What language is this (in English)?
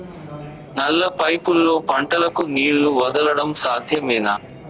Telugu